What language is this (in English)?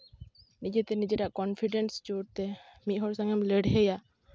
Santali